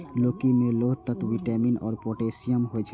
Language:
Maithili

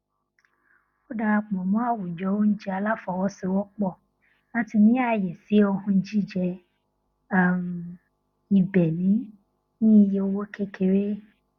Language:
Yoruba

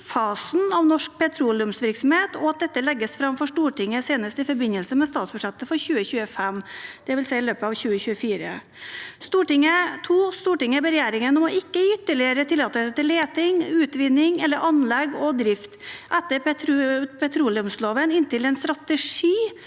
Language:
Norwegian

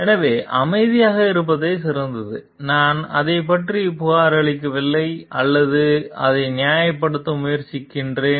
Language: Tamil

